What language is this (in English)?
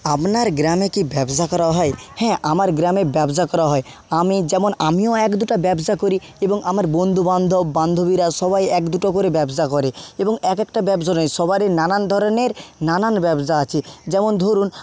Bangla